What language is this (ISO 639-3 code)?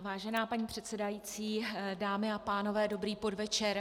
ces